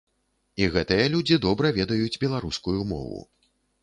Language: Belarusian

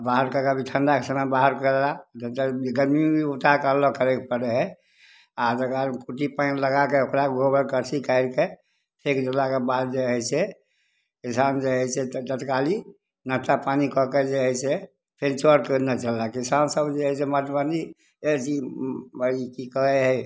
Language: Maithili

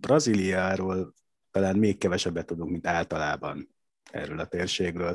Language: Hungarian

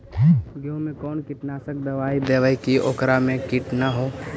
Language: Magahi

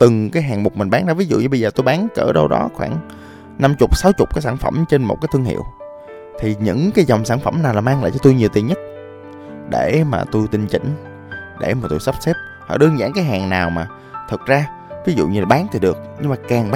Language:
Vietnamese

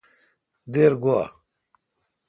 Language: Kalkoti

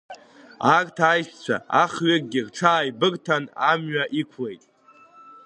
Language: Abkhazian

